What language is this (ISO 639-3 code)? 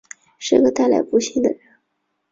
zho